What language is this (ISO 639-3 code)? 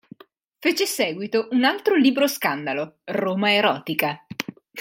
ita